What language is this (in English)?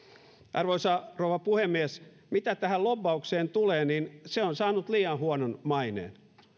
Finnish